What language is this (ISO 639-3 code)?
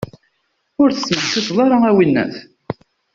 kab